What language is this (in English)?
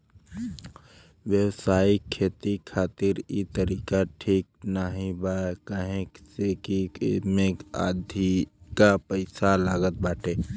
Bhojpuri